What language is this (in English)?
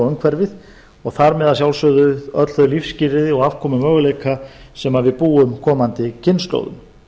Icelandic